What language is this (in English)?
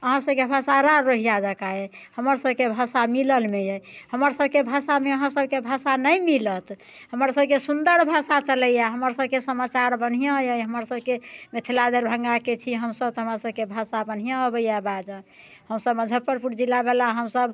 Maithili